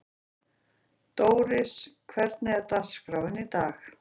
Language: Icelandic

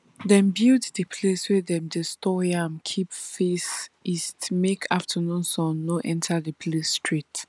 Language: Nigerian Pidgin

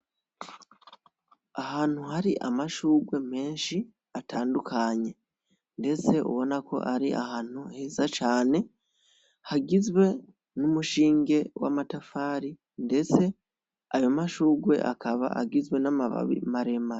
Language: Rundi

